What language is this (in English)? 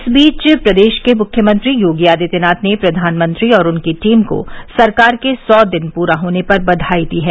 Hindi